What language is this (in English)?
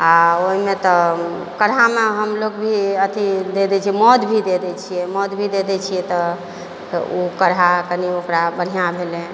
Maithili